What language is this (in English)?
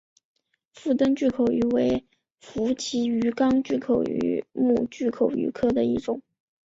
Chinese